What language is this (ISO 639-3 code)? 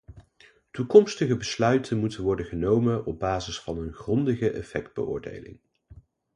nld